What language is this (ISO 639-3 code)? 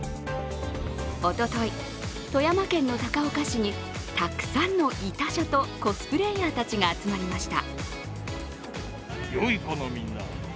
jpn